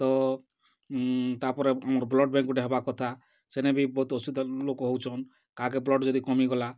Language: Odia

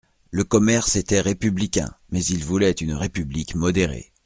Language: French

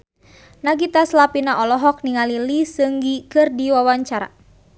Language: Sundanese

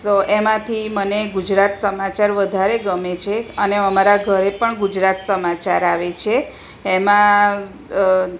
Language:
Gujarati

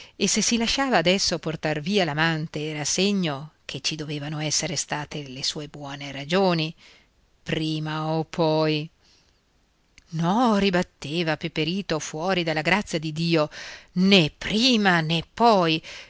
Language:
Italian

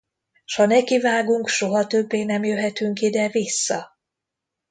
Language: Hungarian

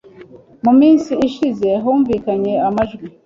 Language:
Kinyarwanda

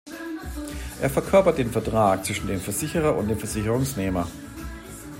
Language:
German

